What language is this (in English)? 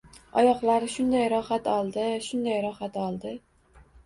Uzbek